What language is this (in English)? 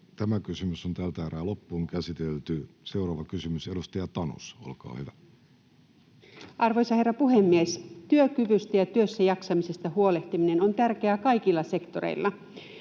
Finnish